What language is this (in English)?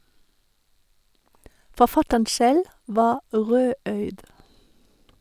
Norwegian